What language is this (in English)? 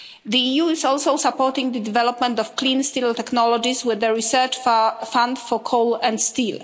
English